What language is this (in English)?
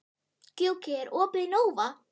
Icelandic